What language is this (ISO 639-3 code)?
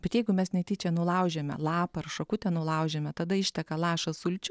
lit